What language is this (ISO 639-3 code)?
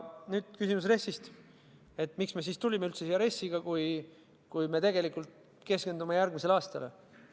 est